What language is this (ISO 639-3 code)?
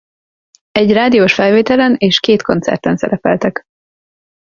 hun